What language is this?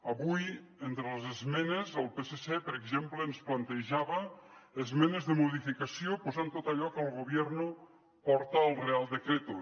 Catalan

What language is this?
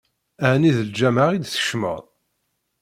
Kabyle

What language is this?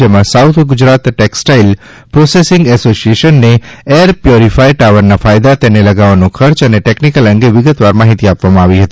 Gujarati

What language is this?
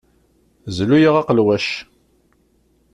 Kabyle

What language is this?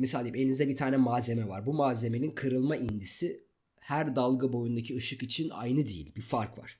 Turkish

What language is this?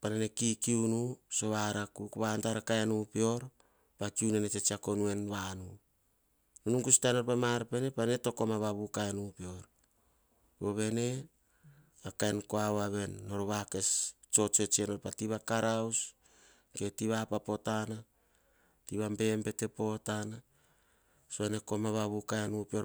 Hahon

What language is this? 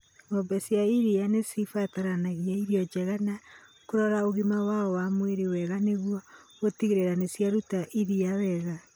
Kikuyu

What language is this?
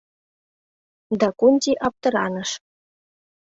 Mari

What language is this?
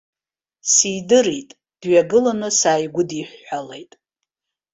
Abkhazian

